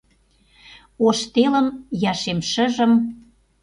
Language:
Mari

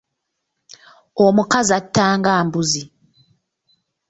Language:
Ganda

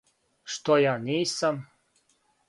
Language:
Serbian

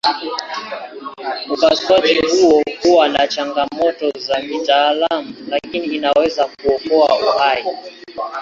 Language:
Swahili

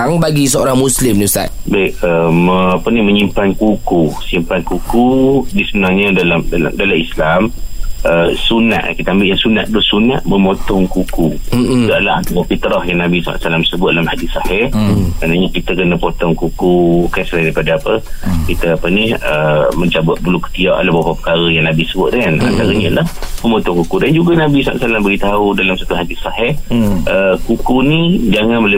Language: Malay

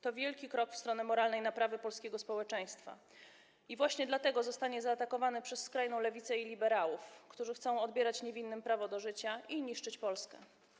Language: Polish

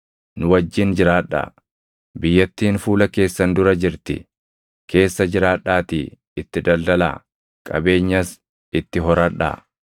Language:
Oromo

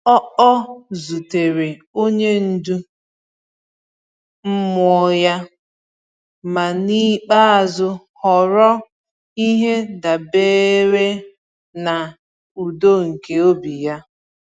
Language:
Igbo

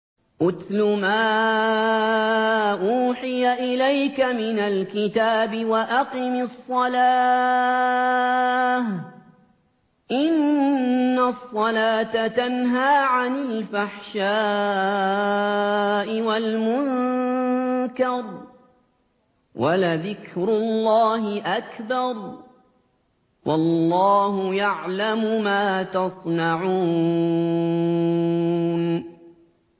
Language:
Arabic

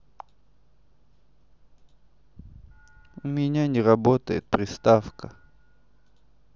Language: Russian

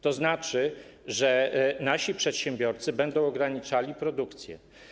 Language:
Polish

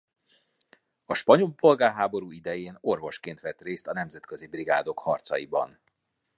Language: Hungarian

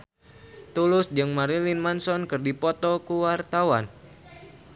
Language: Sundanese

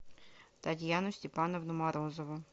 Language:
Russian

